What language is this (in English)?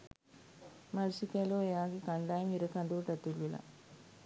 Sinhala